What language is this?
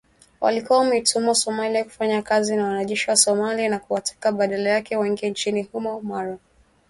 Swahili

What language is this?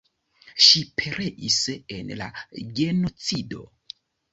Esperanto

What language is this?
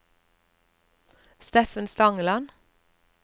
Norwegian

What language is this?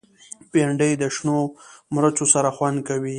Pashto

